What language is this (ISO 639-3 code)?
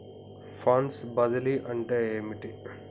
tel